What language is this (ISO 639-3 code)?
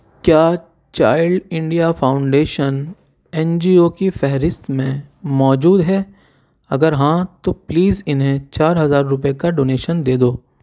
urd